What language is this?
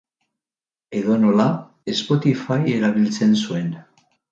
Basque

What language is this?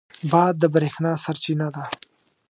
Pashto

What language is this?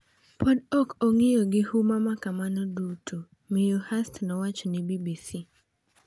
Luo (Kenya and Tanzania)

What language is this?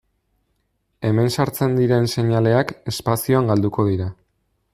Basque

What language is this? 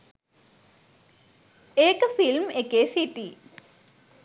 Sinhala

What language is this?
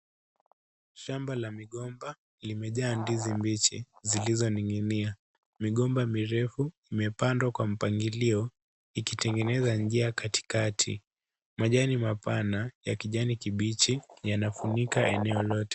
Swahili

